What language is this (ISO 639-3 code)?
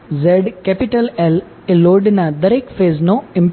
guj